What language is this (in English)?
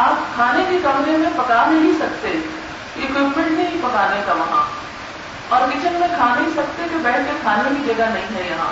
Urdu